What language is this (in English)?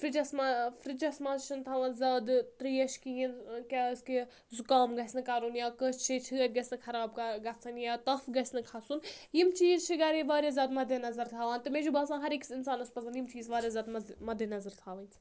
Kashmiri